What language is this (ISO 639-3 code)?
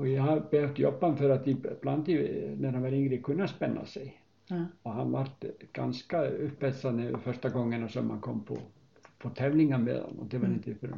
swe